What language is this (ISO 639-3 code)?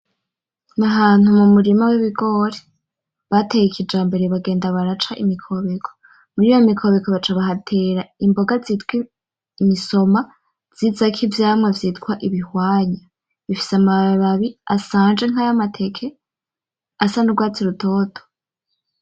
run